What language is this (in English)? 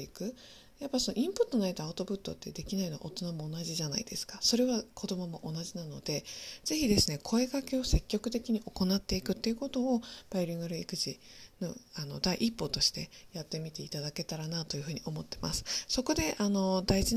Japanese